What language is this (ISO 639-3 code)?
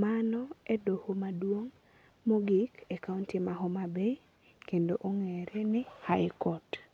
luo